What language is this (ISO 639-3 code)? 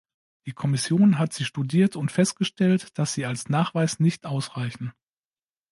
deu